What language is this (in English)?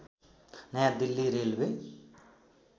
Nepali